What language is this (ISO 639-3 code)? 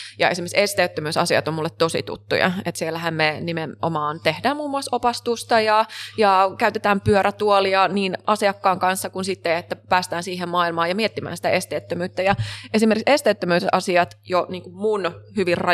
fin